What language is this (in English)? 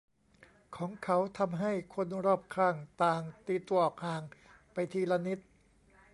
Thai